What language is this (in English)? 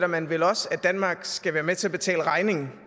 Danish